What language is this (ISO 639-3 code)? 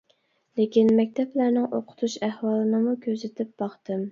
uig